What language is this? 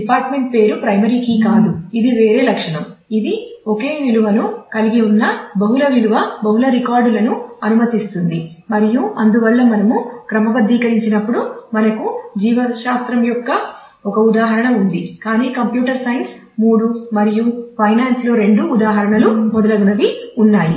Telugu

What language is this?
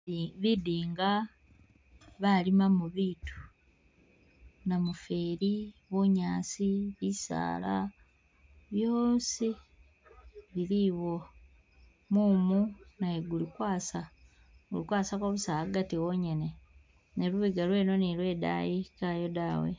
Masaaba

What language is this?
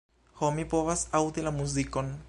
Esperanto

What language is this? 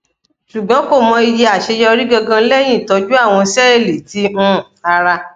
Yoruba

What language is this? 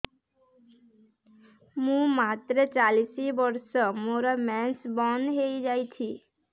Odia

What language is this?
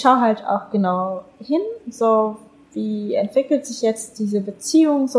German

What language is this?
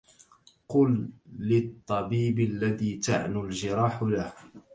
Arabic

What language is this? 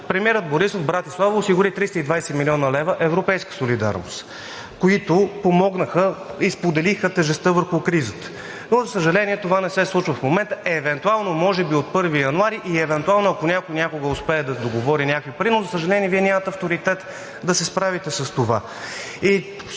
Bulgarian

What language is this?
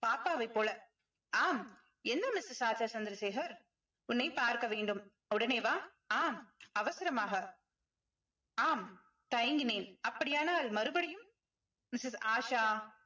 Tamil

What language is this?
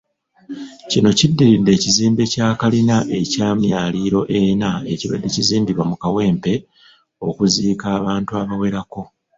Ganda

